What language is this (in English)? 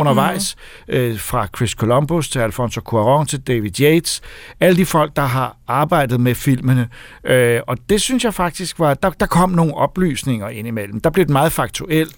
Danish